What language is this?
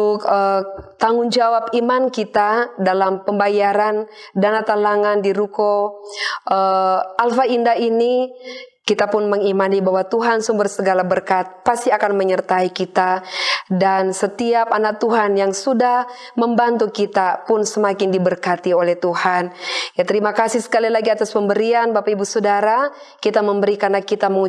Indonesian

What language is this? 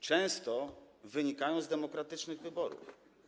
Polish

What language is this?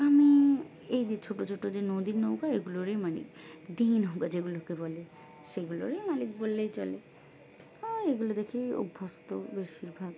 Bangla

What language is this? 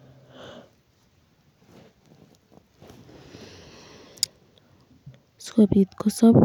Kalenjin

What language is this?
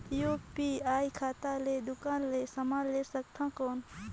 Chhattisgarhi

